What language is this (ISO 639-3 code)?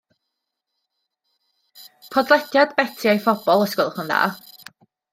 cym